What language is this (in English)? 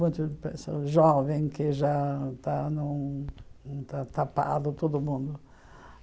Portuguese